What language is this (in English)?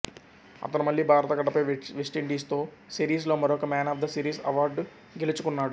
Telugu